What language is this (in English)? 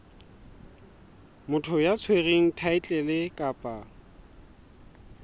Southern Sotho